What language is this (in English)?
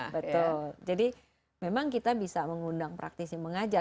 Indonesian